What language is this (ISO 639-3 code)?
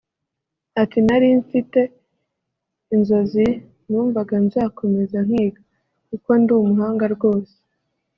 kin